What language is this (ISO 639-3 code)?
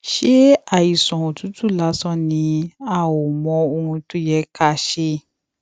yor